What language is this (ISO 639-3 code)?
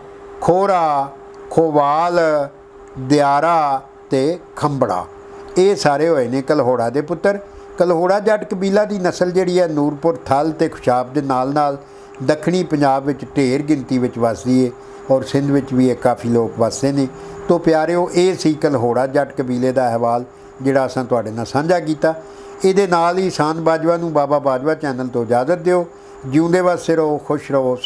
hin